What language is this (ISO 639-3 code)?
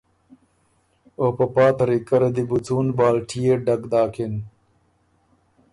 oru